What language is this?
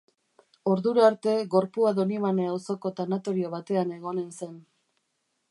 Basque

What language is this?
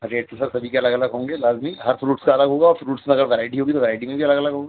Urdu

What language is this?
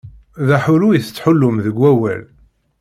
Kabyle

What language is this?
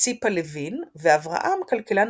Hebrew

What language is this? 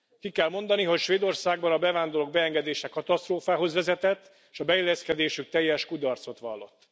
Hungarian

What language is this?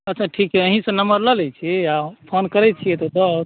Maithili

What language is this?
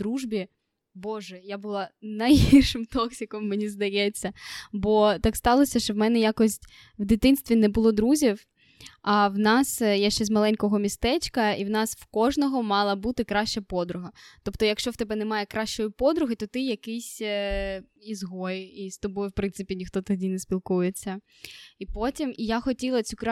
Ukrainian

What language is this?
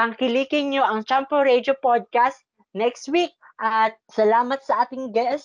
Filipino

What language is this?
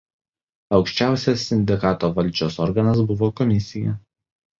Lithuanian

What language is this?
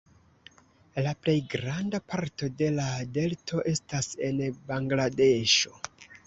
Esperanto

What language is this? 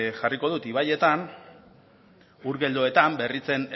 Basque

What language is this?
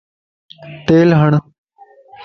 Lasi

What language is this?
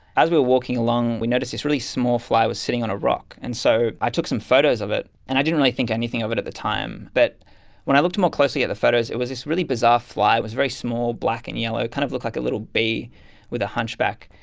English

